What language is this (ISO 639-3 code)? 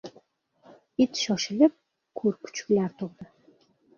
uzb